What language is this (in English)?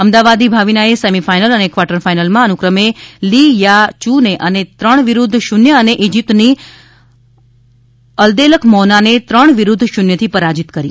Gujarati